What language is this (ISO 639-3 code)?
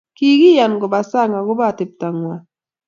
kln